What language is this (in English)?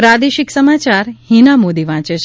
Gujarati